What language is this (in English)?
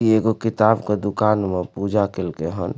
Maithili